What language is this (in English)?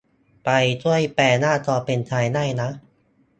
Thai